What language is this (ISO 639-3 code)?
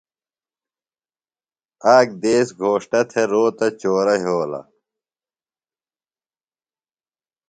phl